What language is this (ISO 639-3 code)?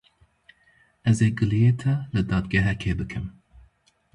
kur